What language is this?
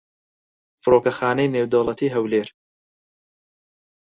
Central Kurdish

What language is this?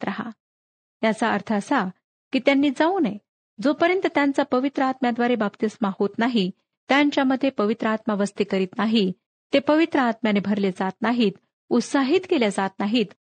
Marathi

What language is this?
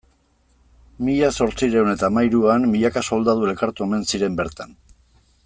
Basque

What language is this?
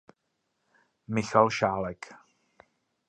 Czech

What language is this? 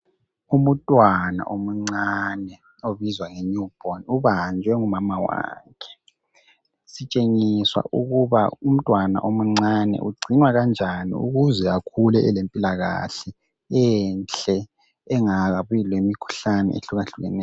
North Ndebele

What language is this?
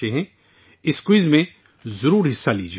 Urdu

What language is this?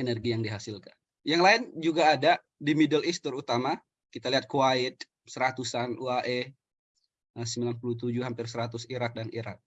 Indonesian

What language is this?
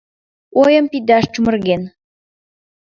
Mari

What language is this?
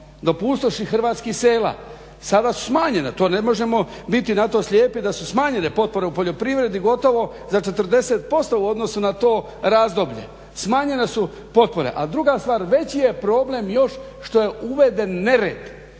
Croatian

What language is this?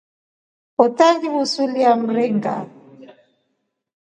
Rombo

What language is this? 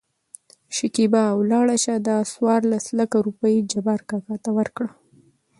Pashto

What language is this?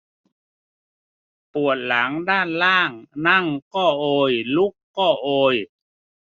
Thai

